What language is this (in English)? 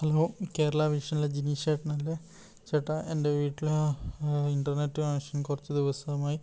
Malayalam